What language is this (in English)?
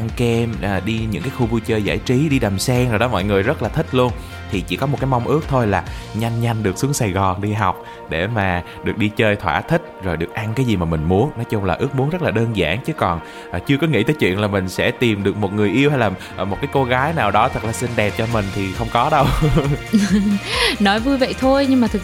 Vietnamese